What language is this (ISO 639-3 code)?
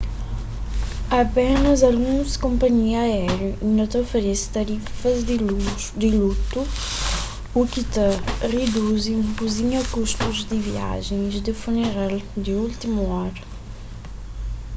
kea